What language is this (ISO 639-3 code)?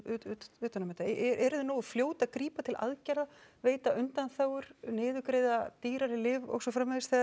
isl